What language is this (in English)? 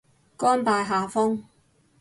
Cantonese